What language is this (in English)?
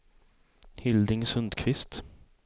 Swedish